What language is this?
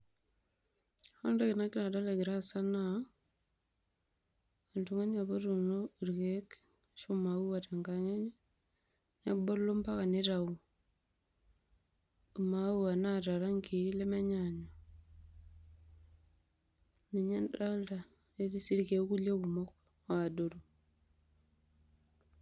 Masai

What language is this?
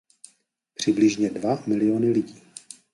Czech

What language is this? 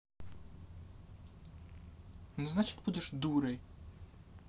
Russian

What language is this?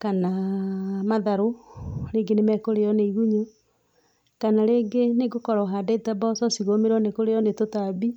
Kikuyu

